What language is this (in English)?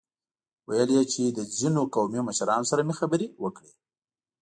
Pashto